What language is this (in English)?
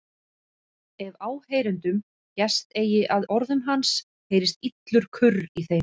Icelandic